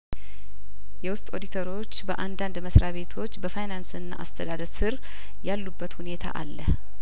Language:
Amharic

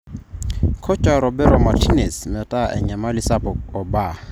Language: Masai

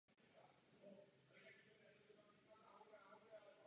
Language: Czech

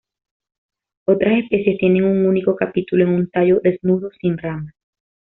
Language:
Spanish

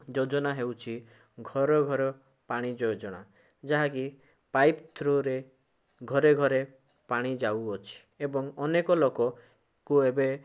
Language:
Odia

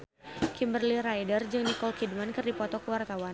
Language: Sundanese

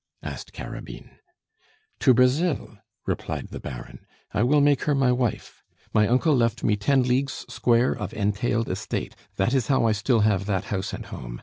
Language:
English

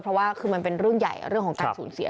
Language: Thai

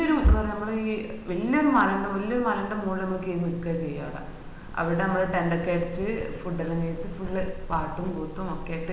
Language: Malayalam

